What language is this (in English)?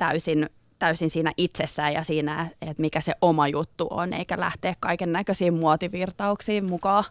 Finnish